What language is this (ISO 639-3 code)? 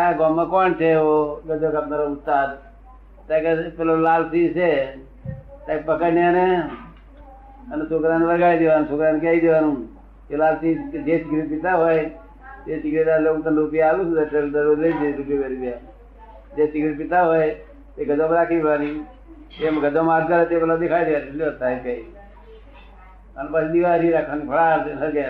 guj